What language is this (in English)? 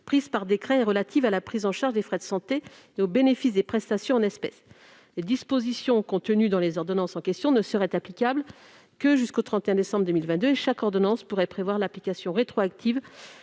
French